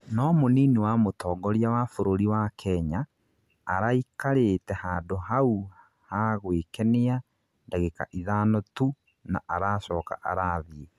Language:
Kikuyu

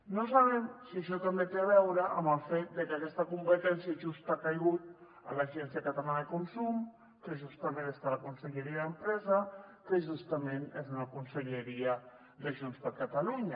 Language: Catalan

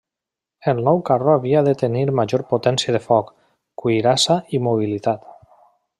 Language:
Catalan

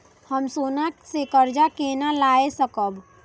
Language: Maithili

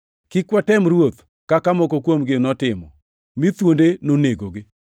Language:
Luo (Kenya and Tanzania)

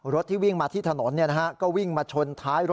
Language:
Thai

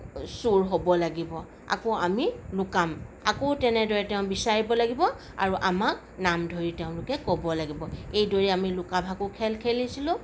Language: Assamese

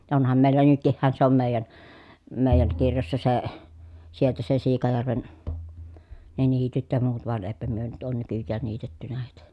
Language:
Finnish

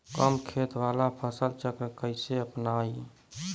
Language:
Bhojpuri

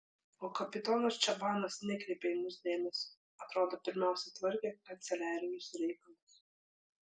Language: Lithuanian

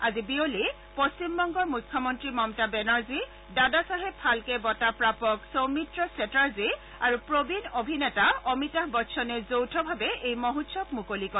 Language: Assamese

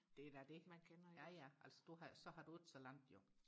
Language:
Danish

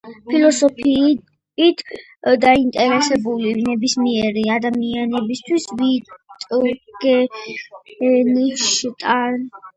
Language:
Georgian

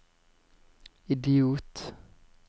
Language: Norwegian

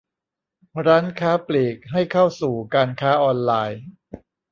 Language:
Thai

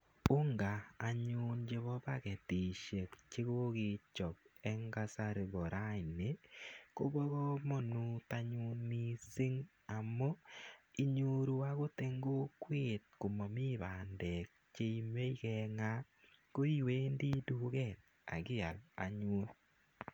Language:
Kalenjin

